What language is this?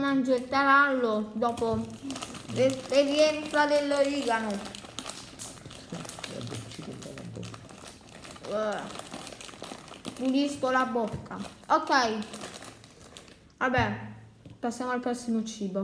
Italian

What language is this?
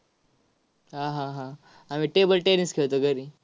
Marathi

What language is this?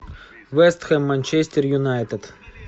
Russian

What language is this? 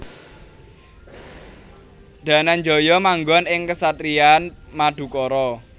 Javanese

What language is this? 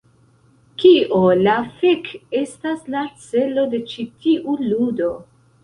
Esperanto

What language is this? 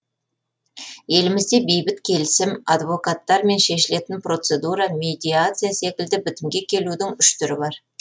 Kazakh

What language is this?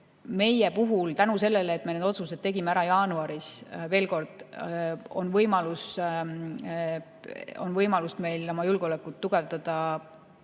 Estonian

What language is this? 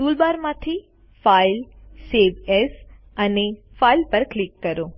Gujarati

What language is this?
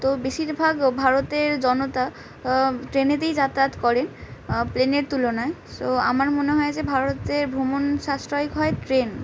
Bangla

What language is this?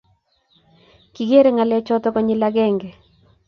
Kalenjin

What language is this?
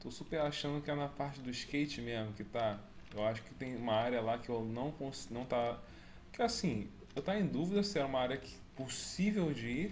Portuguese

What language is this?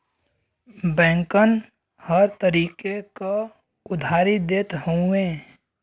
Bhojpuri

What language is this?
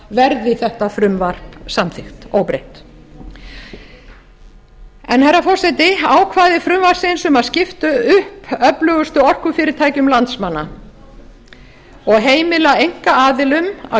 Icelandic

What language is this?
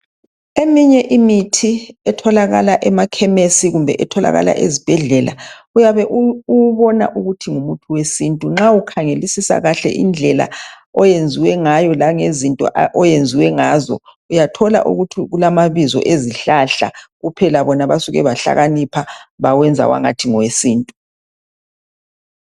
North Ndebele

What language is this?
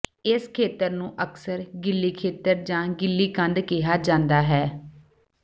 Punjabi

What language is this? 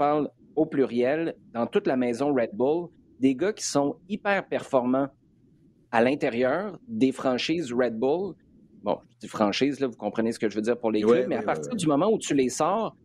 French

